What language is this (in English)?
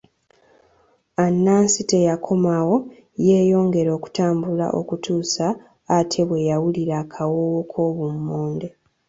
Ganda